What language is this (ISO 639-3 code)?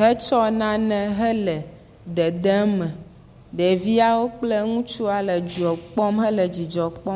ewe